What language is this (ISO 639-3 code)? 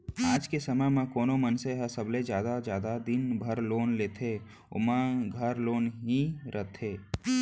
hne